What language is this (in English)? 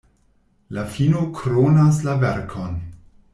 Esperanto